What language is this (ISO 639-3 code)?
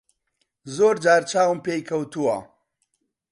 ckb